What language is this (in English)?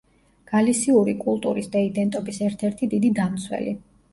Georgian